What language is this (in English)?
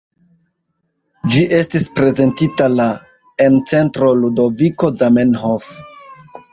Esperanto